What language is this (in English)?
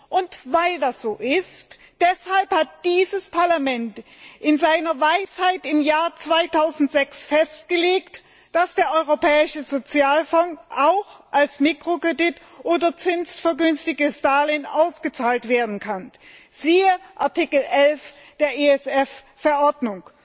German